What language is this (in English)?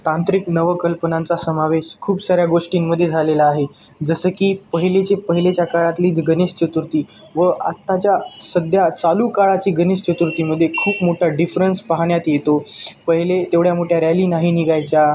Marathi